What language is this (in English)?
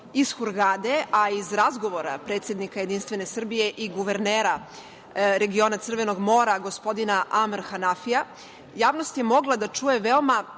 Serbian